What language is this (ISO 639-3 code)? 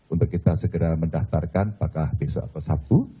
ind